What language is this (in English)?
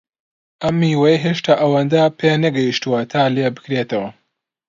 Central Kurdish